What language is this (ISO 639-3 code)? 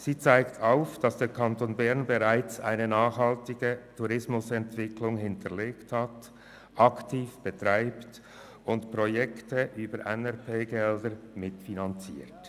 gsw